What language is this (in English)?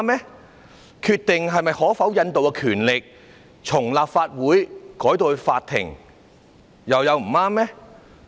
Cantonese